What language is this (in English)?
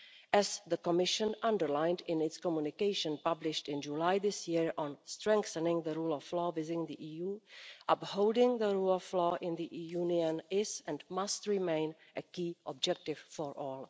English